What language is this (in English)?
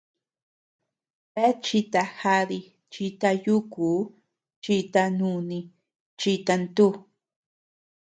Tepeuxila Cuicatec